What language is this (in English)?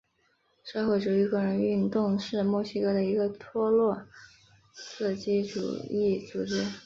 Chinese